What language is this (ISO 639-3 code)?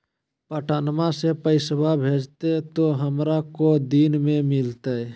mag